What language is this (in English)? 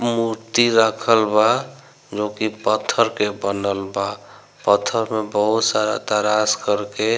Bhojpuri